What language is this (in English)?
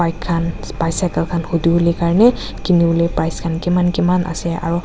Naga Pidgin